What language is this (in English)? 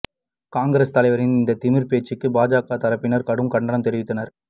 Tamil